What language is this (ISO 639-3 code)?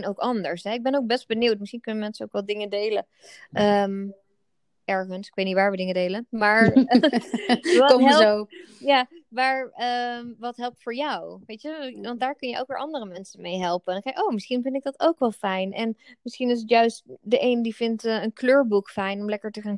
nld